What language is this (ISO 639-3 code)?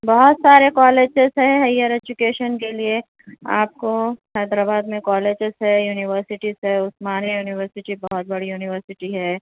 urd